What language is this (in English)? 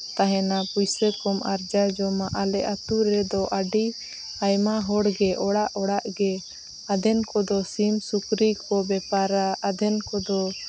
Santali